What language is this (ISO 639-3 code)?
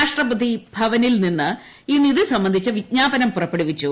mal